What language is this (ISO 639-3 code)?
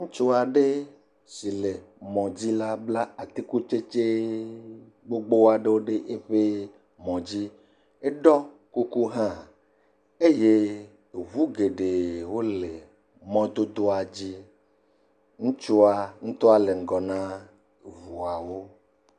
ewe